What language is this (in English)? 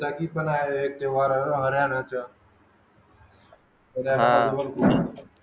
Marathi